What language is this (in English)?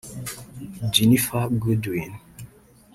Kinyarwanda